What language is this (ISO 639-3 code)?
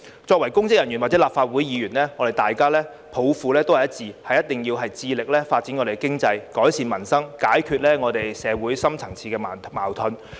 yue